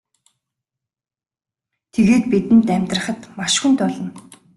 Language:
Mongolian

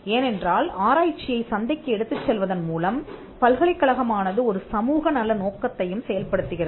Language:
Tamil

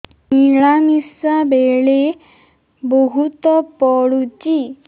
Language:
Odia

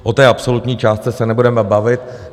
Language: Czech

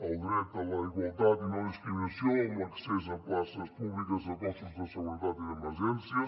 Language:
Catalan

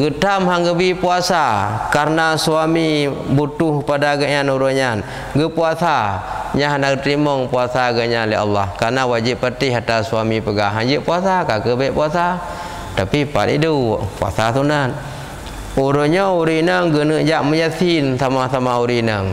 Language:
Malay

